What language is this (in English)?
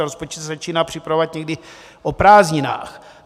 Czech